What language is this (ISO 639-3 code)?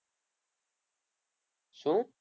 guj